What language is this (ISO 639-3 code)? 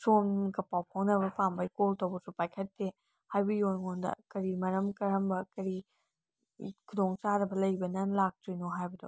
mni